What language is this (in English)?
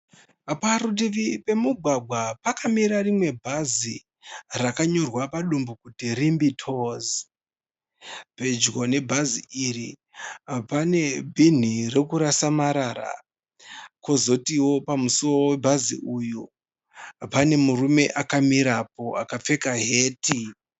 Shona